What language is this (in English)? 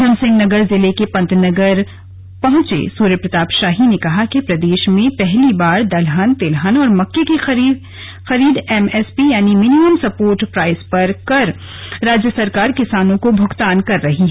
Hindi